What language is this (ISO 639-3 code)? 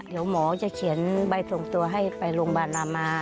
tha